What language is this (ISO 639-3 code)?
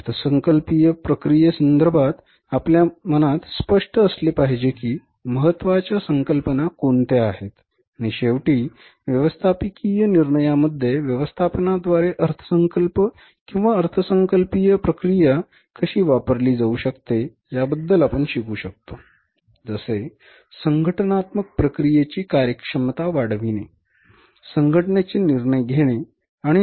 mar